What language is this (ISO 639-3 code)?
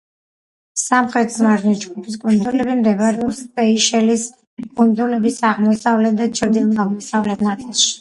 kat